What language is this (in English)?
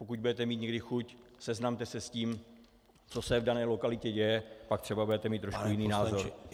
Czech